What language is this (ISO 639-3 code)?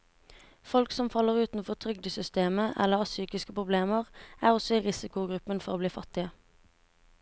nor